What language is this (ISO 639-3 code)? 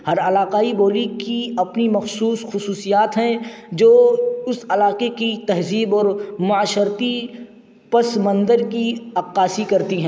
urd